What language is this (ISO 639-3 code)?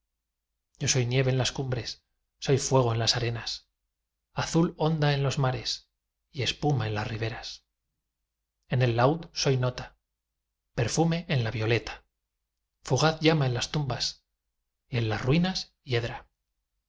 spa